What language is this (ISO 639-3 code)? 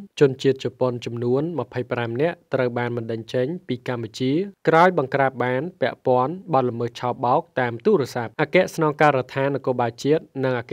tha